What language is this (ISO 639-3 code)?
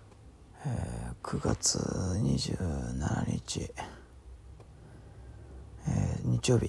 jpn